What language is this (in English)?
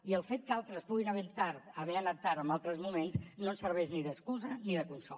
Catalan